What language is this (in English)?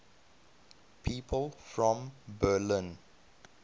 English